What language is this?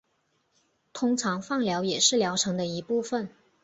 Chinese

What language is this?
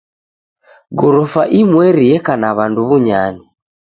Taita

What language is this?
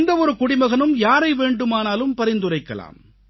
Tamil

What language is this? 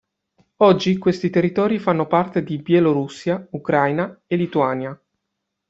Italian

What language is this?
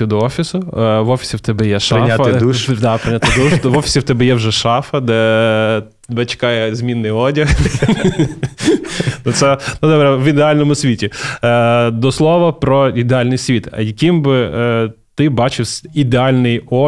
Ukrainian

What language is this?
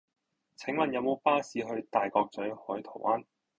Cantonese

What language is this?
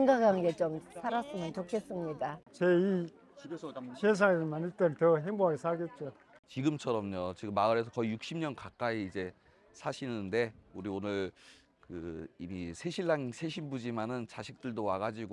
Korean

